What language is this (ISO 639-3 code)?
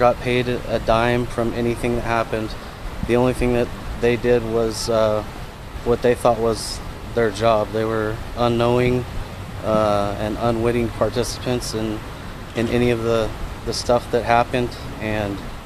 eng